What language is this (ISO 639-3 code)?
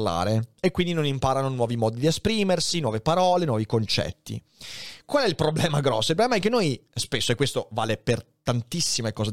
ita